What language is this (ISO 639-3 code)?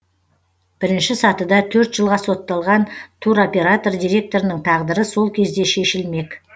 kaz